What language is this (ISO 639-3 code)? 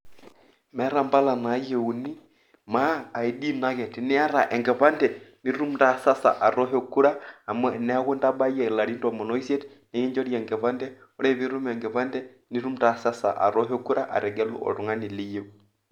mas